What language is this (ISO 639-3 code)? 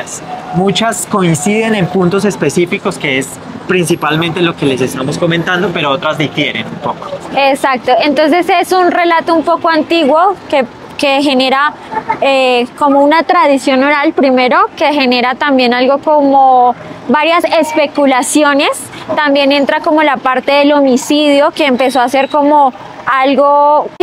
spa